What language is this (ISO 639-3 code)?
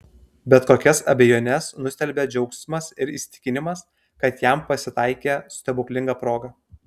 lit